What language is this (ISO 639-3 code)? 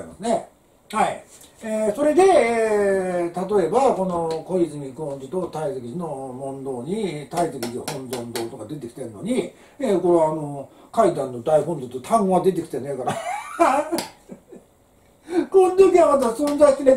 jpn